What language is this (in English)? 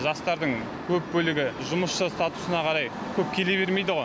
Kazakh